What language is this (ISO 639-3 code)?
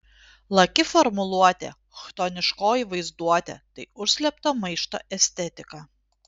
lit